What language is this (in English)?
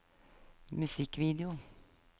Norwegian